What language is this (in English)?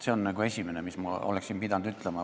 Estonian